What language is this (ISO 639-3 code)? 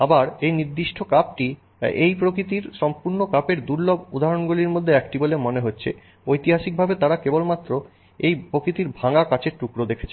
ben